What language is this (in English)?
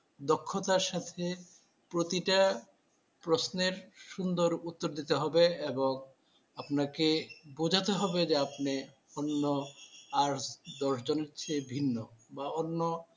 Bangla